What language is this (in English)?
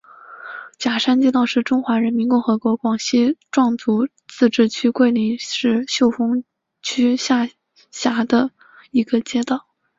Chinese